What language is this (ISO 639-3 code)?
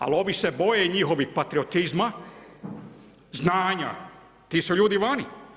hrv